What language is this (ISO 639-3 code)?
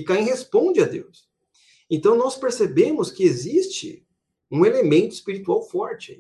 por